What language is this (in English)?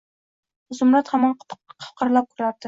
Uzbek